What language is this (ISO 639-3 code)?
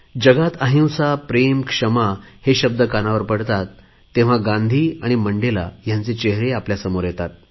mar